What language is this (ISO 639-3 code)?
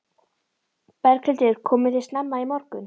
isl